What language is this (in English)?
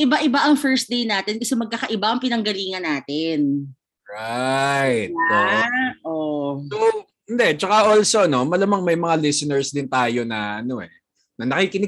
Filipino